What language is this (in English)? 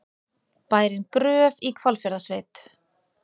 Icelandic